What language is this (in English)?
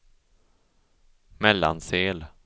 Swedish